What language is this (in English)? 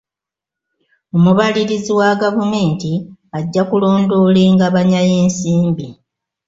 Ganda